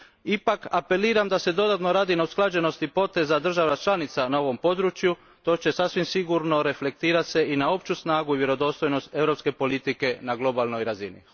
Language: Croatian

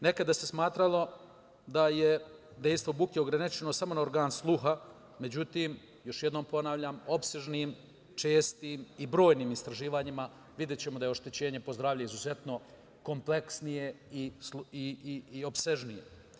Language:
Serbian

